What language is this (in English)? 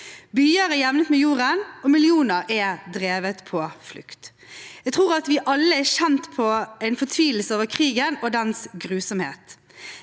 Norwegian